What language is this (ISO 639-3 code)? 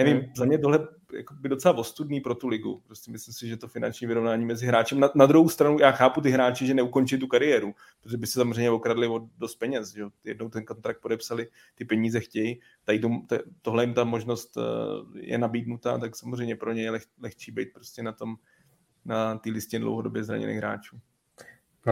ces